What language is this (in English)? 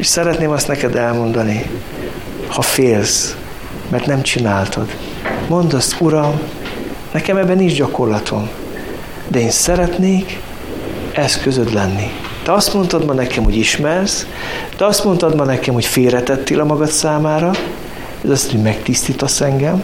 Hungarian